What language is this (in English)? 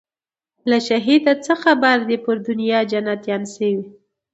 Pashto